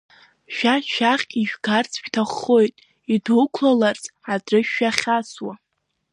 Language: Abkhazian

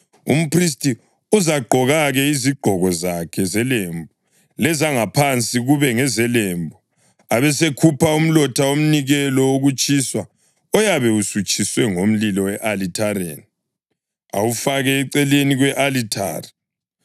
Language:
North Ndebele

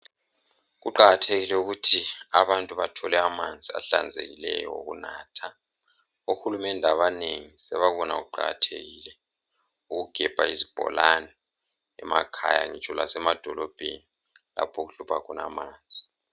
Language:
North Ndebele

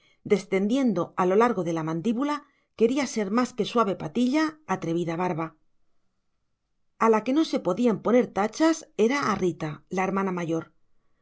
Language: Spanish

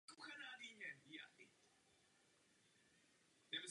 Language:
Czech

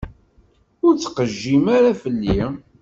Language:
Kabyle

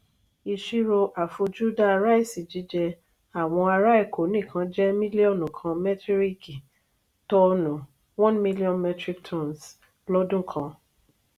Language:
Yoruba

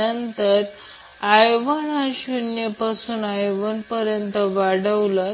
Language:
Marathi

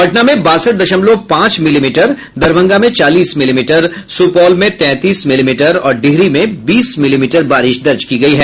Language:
Hindi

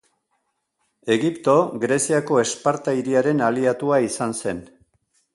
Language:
Basque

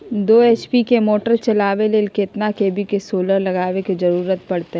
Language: Magahi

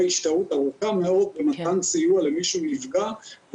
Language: Hebrew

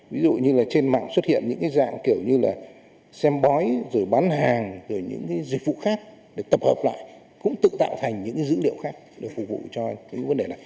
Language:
Vietnamese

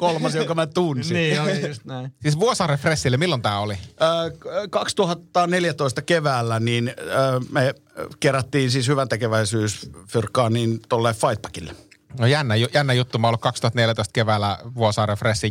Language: Finnish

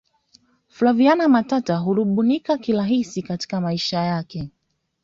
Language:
Swahili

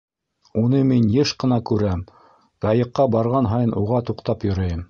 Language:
Bashkir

